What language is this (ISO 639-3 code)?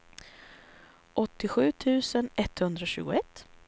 swe